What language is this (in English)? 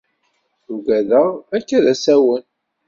Kabyle